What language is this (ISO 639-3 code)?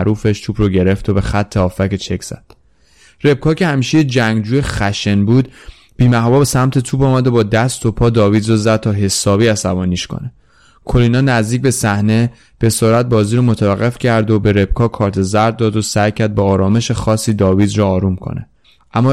fas